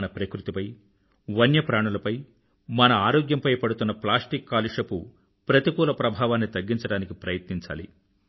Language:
Telugu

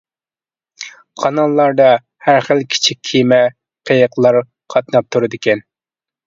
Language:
Uyghur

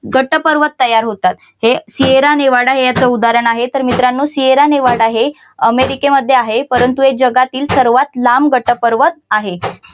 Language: Marathi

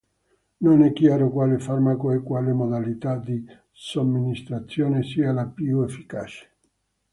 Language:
Italian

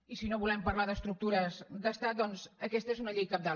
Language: Catalan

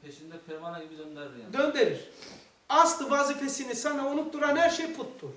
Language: Turkish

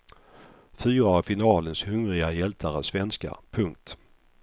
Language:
Swedish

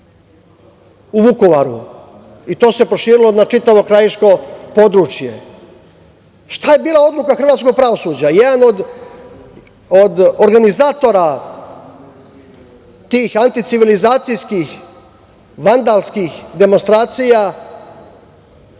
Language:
Serbian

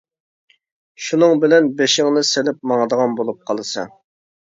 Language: Uyghur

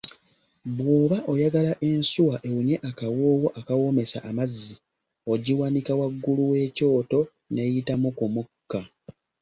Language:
Ganda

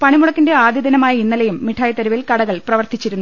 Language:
Malayalam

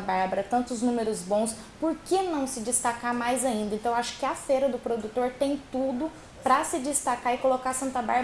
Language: Portuguese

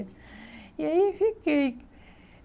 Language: Portuguese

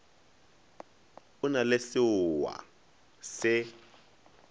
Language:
Northern Sotho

